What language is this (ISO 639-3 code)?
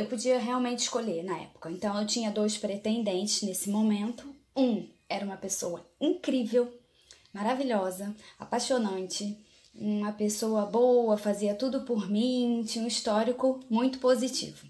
por